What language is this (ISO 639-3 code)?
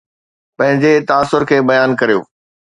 snd